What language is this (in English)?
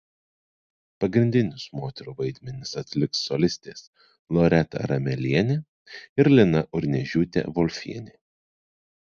Lithuanian